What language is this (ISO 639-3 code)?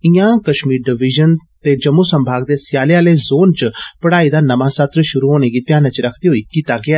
doi